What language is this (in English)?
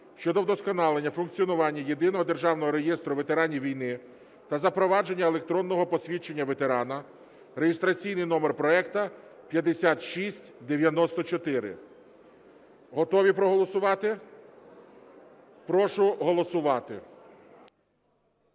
Ukrainian